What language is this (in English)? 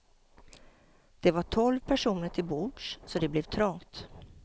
Swedish